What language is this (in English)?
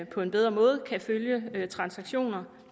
Danish